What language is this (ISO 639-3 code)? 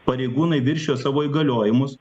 lit